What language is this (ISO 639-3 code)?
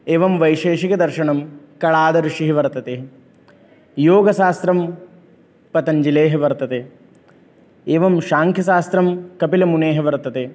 san